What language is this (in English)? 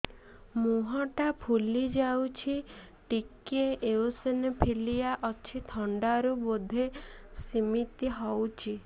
Odia